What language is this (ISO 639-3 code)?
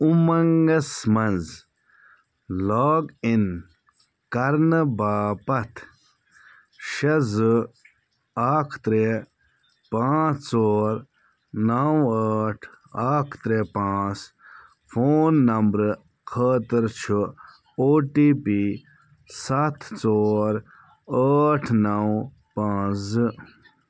kas